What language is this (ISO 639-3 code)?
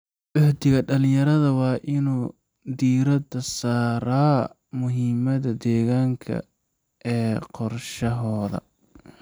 som